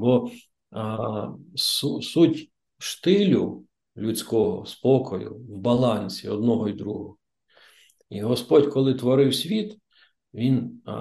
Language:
Ukrainian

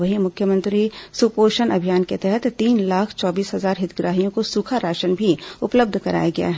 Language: Hindi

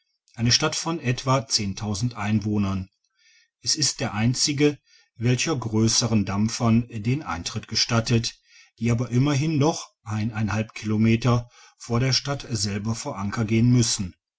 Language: German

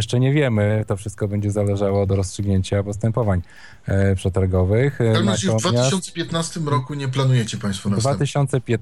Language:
Polish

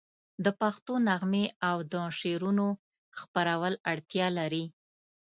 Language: Pashto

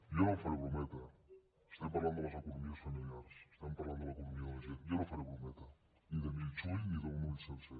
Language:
Catalan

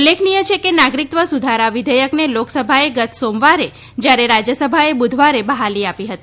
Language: Gujarati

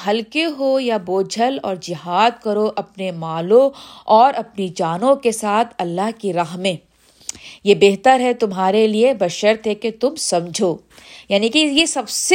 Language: Urdu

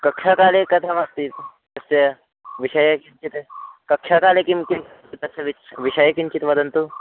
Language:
Sanskrit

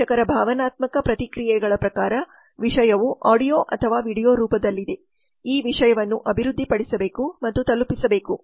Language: Kannada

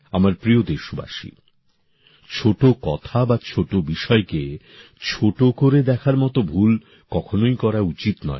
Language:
Bangla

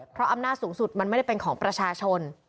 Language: Thai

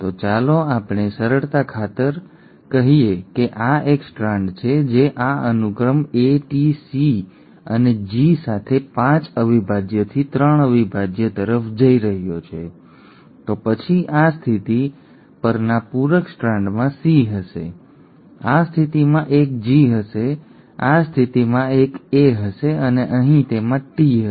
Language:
Gujarati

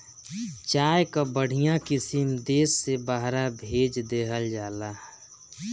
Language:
Bhojpuri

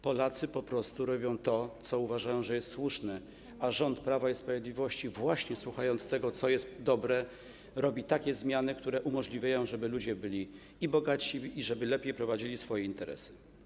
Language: Polish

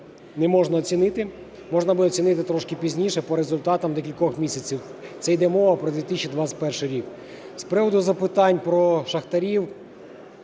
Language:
Ukrainian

